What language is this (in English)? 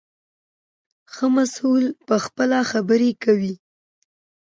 Pashto